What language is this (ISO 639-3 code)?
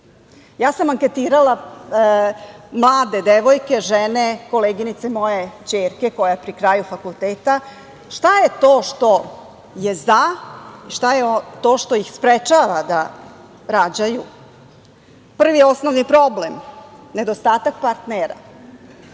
srp